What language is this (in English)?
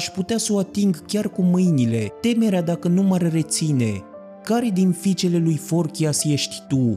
Romanian